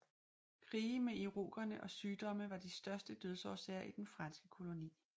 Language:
Danish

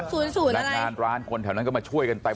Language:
Thai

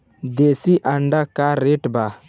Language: Bhojpuri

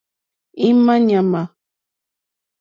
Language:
Mokpwe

